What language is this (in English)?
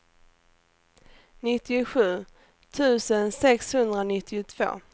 Swedish